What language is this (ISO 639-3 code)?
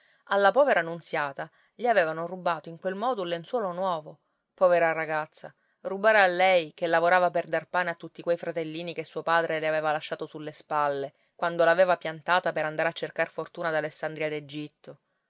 ita